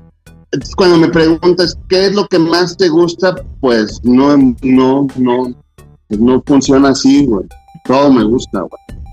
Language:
Spanish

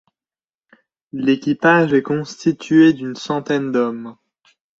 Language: French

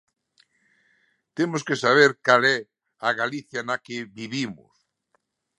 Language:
Galician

